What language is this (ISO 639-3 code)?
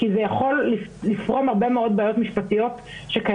heb